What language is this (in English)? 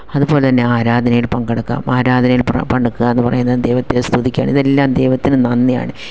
Malayalam